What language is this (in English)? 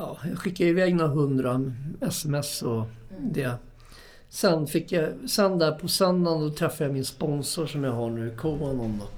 Swedish